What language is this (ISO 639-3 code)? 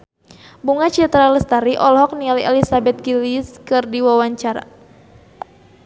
sun